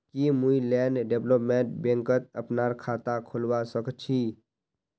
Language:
Magahi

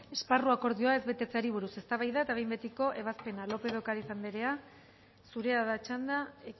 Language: Basque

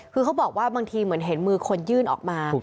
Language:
Thai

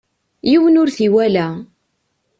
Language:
Kabyle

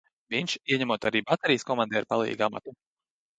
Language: Latvian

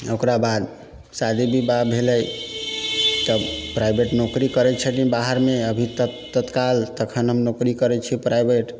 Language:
Maithili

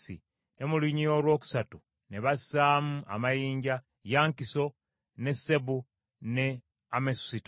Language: Ganda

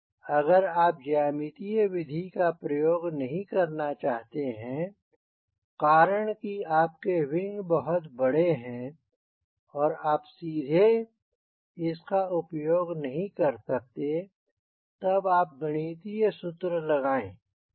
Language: Hindi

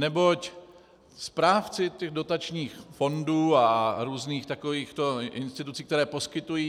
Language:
Czech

